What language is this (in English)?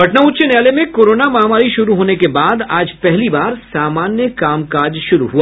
Hindi